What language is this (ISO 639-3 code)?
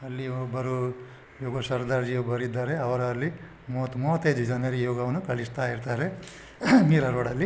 kan